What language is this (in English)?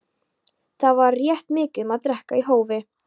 Icelandic